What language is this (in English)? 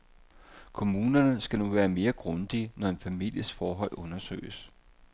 Danish